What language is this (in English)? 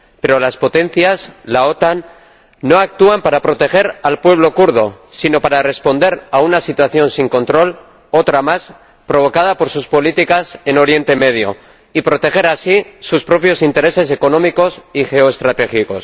Spanish